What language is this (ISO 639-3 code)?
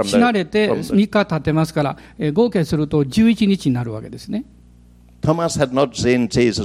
jpn